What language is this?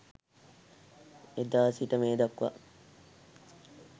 Sinhala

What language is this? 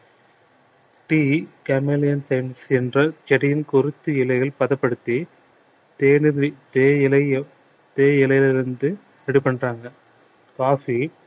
Tamil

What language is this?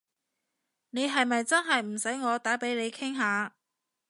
Cantonese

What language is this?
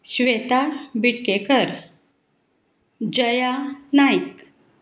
Konkani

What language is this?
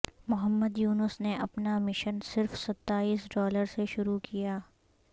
Urdu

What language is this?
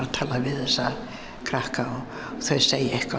Icelandic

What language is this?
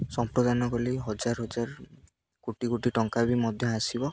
Odia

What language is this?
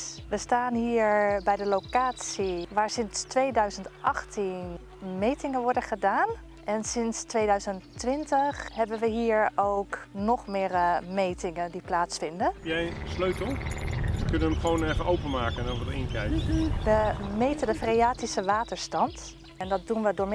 Dutch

